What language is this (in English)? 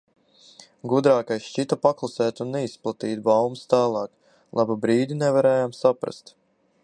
Latvian